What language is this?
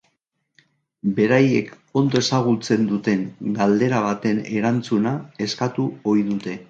Basque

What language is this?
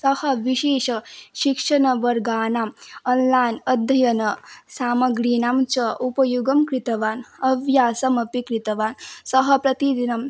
Sanskrit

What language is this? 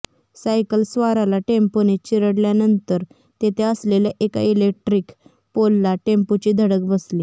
Marathi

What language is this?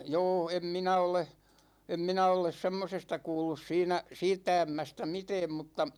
Finnish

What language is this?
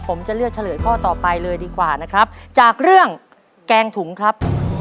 Thai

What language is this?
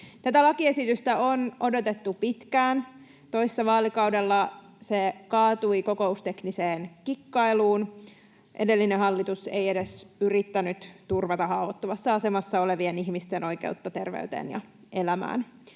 Finnish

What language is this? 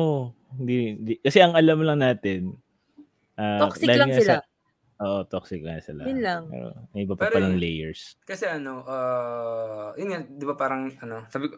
Filipino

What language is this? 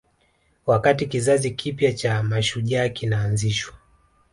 Swahili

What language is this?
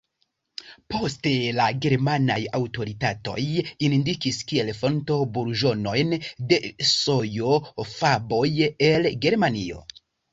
Esperanto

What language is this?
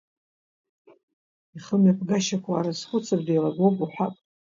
Abkhazian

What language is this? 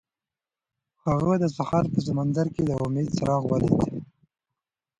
Pashto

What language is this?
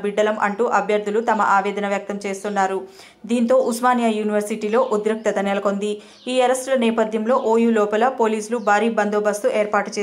Telugu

